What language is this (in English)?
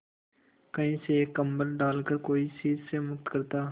Hindi